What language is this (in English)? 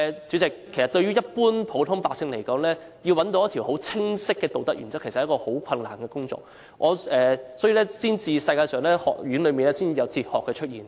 Cantonese